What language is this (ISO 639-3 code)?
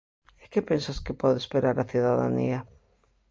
glg